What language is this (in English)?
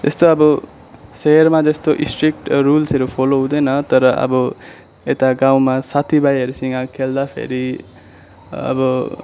Nepali